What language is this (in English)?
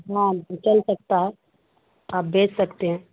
Urdu